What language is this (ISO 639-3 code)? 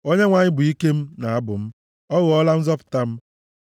ibo